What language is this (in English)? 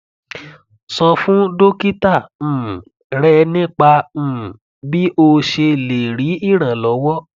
Yoruba